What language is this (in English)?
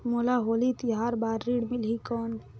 Chhattisgarhi